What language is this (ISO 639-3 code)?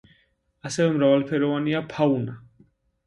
kat